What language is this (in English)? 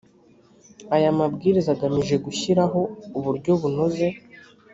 Kinyarwanda